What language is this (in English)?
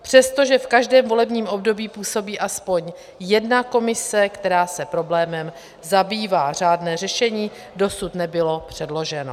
Czech